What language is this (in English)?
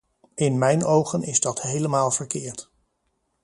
Dutch